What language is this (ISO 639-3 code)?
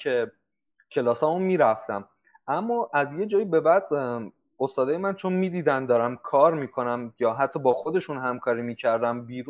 fas